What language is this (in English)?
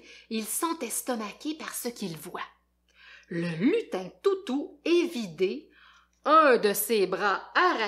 French